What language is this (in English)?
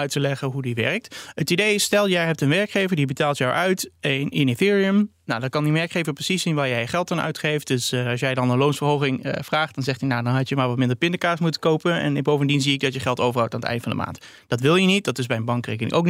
Dutch